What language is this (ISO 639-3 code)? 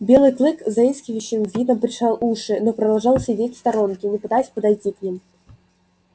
rus